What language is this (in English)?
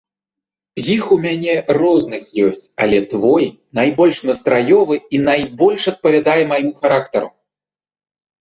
Belarusian